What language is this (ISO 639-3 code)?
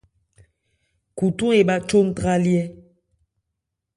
ebr